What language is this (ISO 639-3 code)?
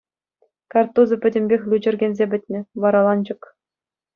chv